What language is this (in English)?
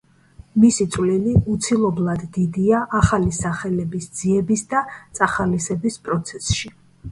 Georgian